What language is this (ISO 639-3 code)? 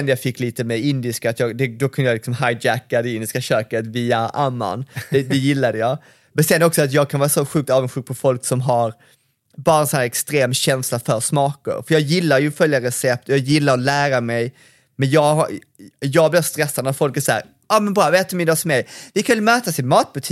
swe